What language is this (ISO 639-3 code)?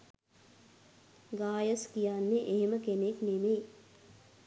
sin